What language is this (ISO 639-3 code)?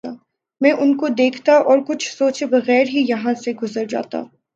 urd